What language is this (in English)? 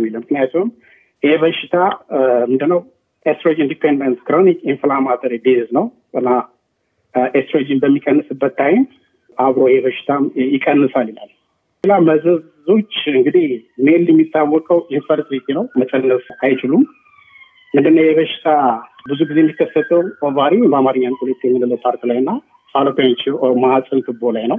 Amharic